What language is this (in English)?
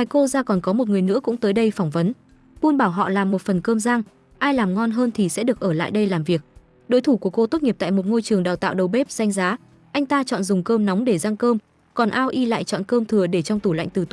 Vietnamese